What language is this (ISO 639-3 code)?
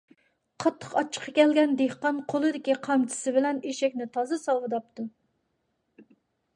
uig